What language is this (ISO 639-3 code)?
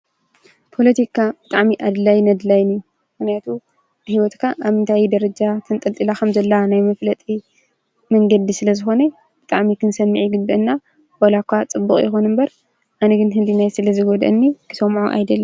tir